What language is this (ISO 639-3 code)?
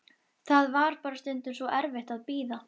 isl